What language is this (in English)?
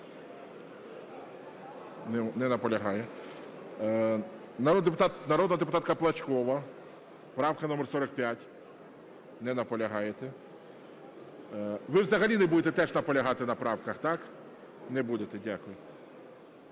Ukrainian